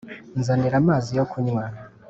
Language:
Kinyarwanda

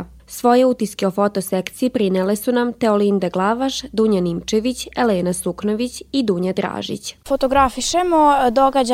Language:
Croatian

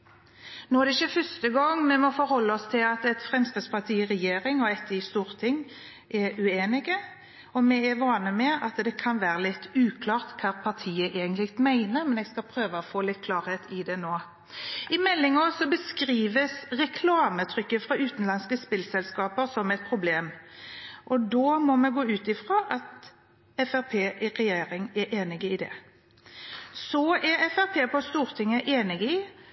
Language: Norwegian Bokmål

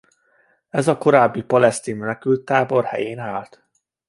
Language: Hungarian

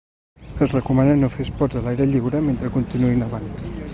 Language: Catalan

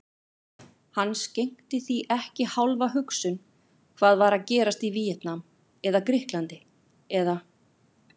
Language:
Icelandic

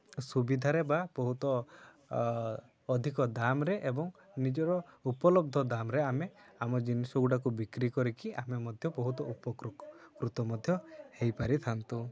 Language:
Odia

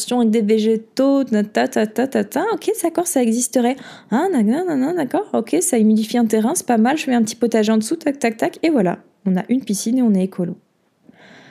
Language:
French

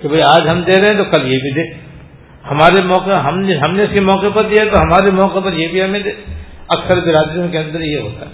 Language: Urdu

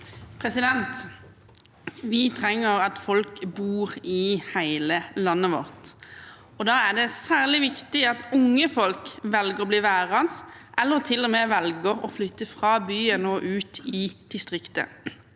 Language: Norwegian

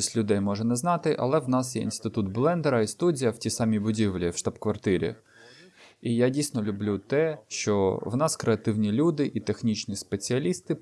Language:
Ukrainian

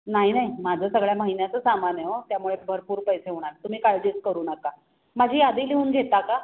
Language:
Marathi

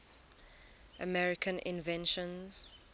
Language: English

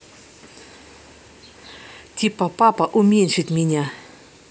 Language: Russian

